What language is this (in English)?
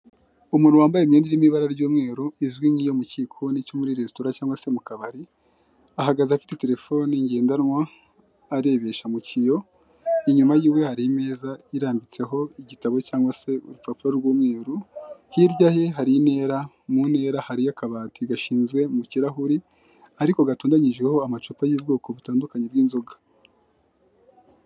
Kinyarwanda